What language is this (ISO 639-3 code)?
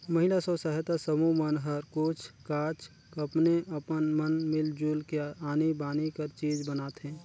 hne